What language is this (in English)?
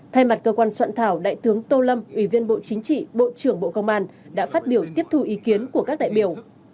Vietnamese